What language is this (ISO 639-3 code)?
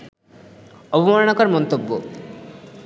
ben